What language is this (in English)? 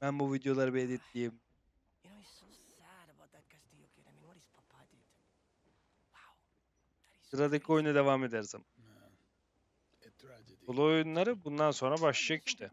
Turkish